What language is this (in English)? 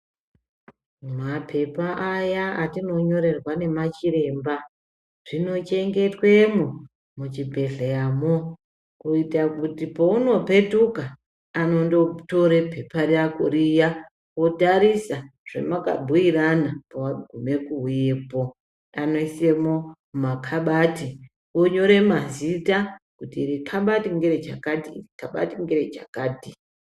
Ndau